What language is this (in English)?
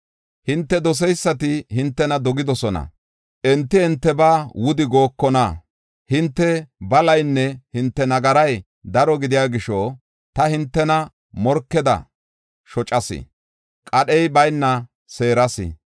Gofa